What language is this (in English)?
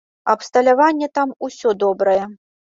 Belarusian